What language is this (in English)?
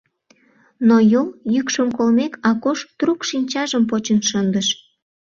Mari